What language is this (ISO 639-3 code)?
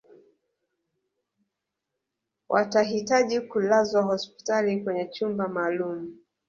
swa